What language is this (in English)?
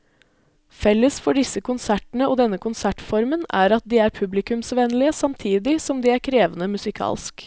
Norwegian